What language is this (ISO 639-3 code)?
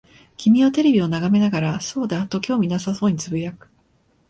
jpn